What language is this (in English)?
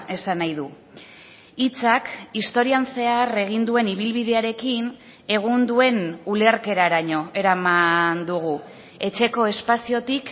Basque